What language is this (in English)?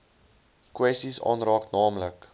Afrikaans